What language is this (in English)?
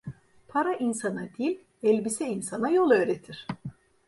Turkish